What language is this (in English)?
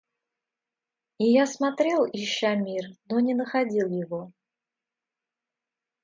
Russian